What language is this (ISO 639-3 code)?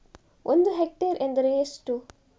kan